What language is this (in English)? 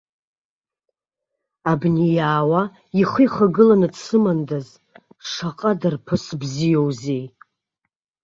Abkhazian